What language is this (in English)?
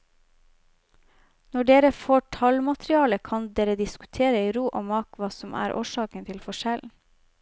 Norwegian